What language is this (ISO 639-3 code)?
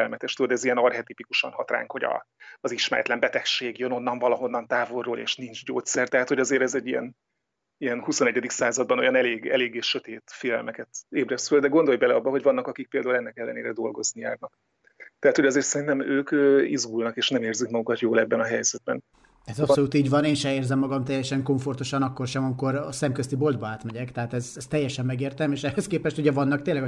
hun